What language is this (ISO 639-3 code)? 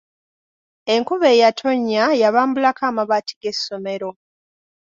lug